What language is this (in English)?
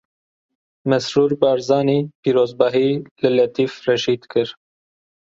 Kurdish